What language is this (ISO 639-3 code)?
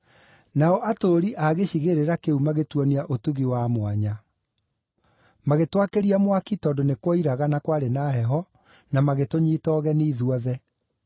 kik